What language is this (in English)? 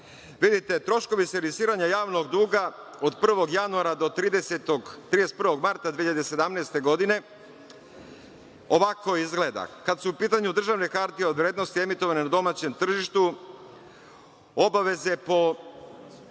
Serbian